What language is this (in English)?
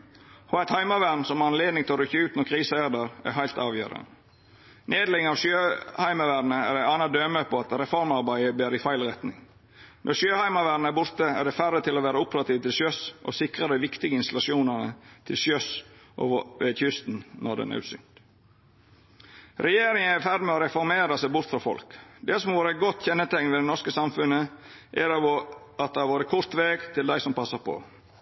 Norwegian Nynorsk